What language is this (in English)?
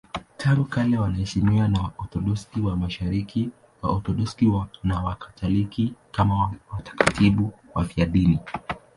Swahili